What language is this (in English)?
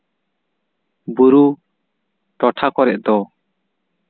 Santali